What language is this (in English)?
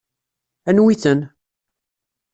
Kabyle